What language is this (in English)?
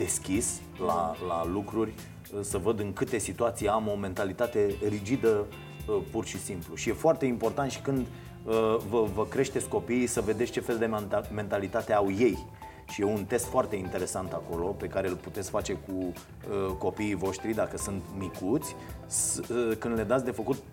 Romanian